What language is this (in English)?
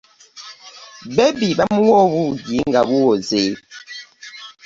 Ganda